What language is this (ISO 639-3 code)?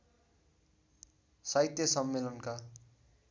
nep